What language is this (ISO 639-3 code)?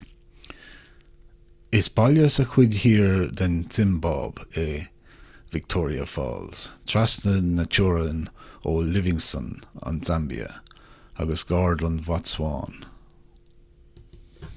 gle